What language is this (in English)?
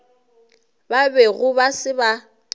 Northern Sotho